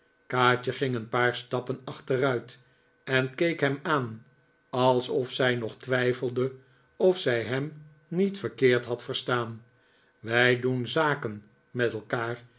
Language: Dutch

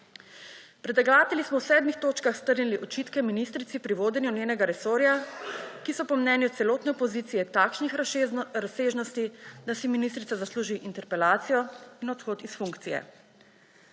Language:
Slovenian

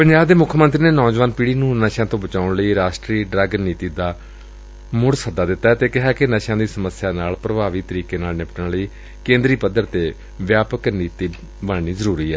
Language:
Punjabi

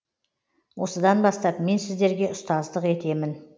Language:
Kazakh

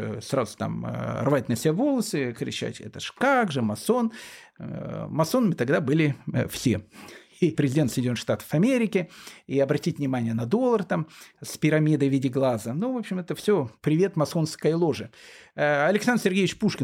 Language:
Russian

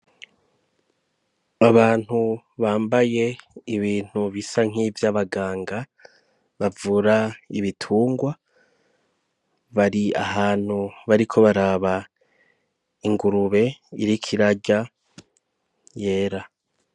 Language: Rundi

